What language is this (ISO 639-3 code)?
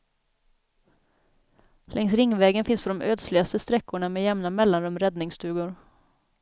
swe